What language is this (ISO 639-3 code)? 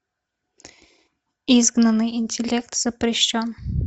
rus